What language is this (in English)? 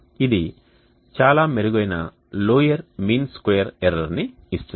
Telugu